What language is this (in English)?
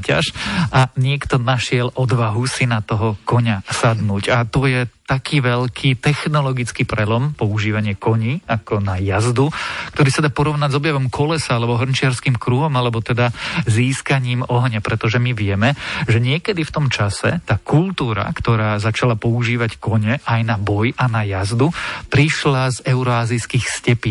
Slovak